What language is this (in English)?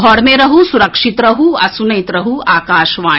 Maithili